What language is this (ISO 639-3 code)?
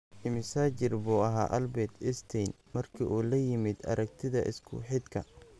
som